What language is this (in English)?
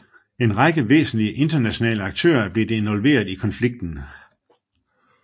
Danish